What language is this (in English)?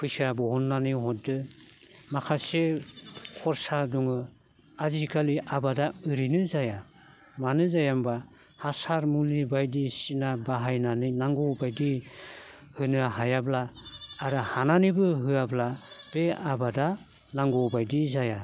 Bodo